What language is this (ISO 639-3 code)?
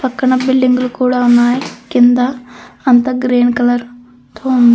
tel